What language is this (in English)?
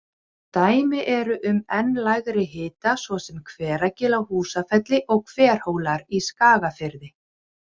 Icelandic